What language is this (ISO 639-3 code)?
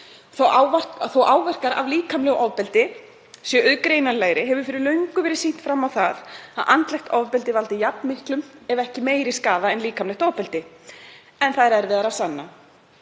isl